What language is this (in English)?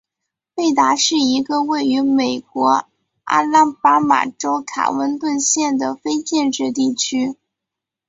Chinese